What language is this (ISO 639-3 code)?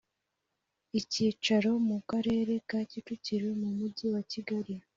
kin